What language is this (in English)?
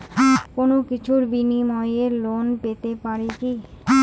Bangla